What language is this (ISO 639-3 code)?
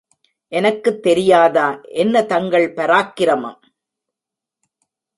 tam